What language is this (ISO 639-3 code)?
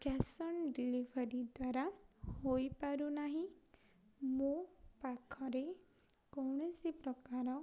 ori